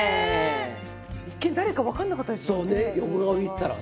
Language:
Japanese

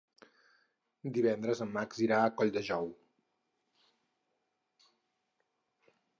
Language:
Catalan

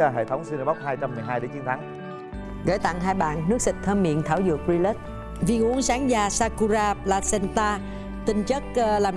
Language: Vietnamese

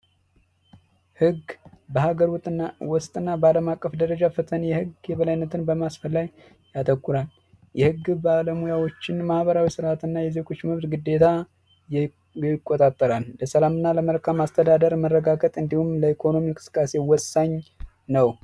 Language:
Amharic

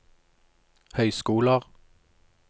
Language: Norwegian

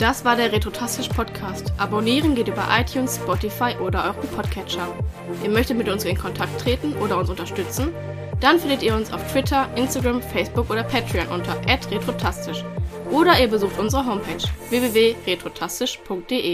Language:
German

